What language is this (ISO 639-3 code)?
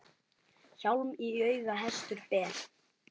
isl